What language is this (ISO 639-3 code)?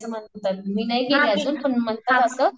mar